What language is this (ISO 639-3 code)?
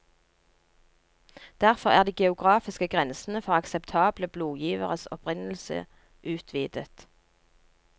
nor